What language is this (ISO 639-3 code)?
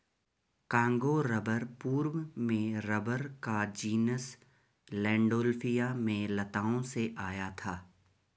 hin